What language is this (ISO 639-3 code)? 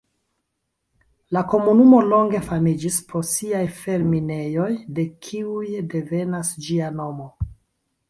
epo